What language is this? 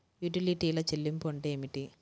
Telugu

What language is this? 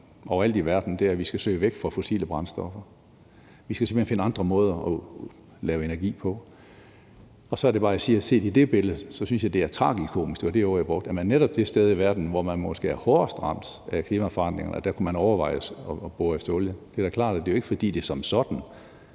Danish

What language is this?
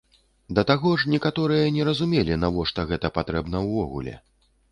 Belarusian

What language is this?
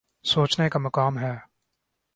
Urdu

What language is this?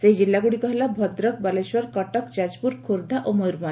Odia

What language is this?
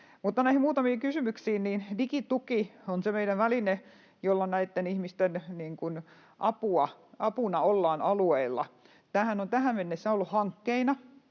Finnish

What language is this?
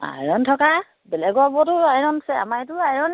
Assamese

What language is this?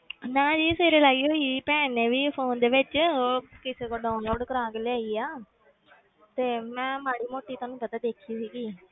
Punjabi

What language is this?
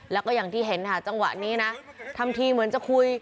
Thai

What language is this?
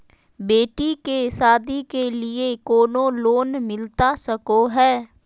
Magahi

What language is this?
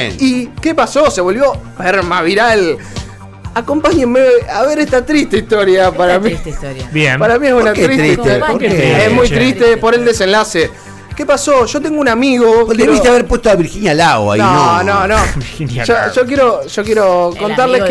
Spanish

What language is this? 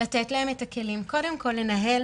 Hebrew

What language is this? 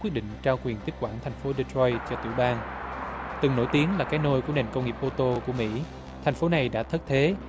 Vietnamese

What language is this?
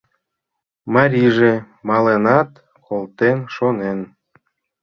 Mari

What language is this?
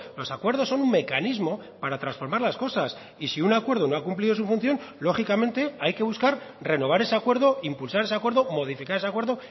Spanish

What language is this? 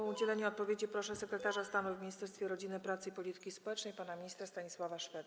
Polish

